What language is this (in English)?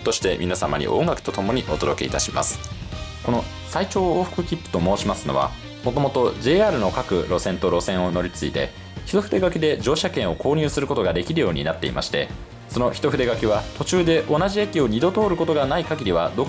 Japanese